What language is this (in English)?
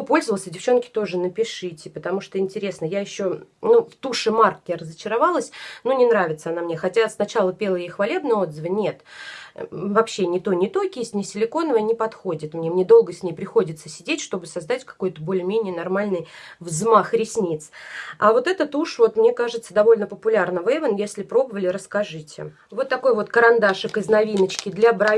Russian